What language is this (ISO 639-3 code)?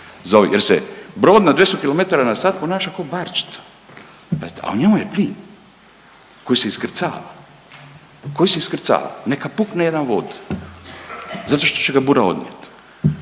hrv